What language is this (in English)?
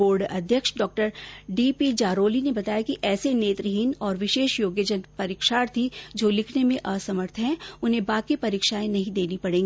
Hindi